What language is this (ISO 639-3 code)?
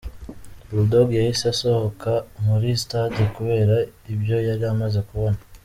kin